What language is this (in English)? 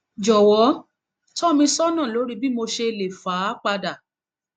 Yoruba